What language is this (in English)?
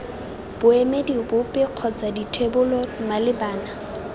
Tswana